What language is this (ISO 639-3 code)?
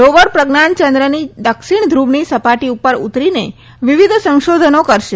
guj